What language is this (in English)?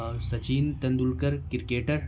Urdu